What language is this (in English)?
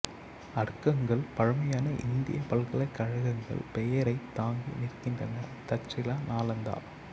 Tamil